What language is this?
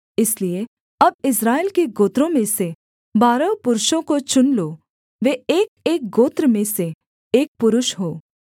Hindi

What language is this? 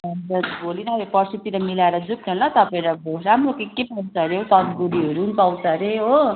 Nepali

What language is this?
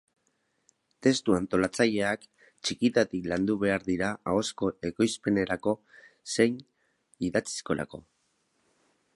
Basque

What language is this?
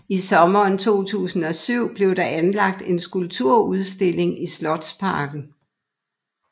Danish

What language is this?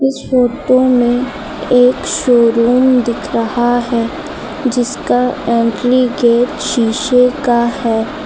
Hindi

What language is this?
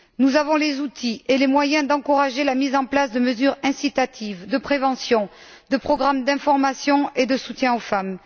French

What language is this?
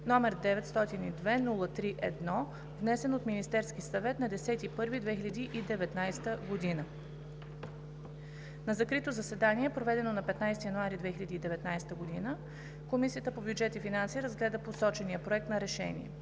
Bulgarian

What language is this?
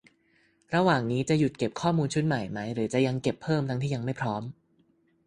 Thai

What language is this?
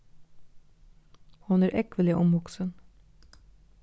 Faroese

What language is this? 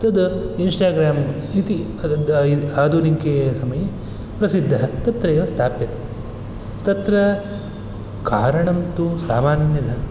Sanskrit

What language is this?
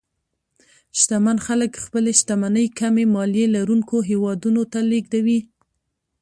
Pashto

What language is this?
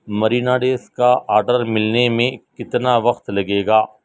Urdu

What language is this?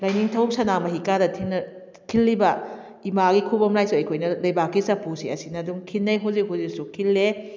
Manipuri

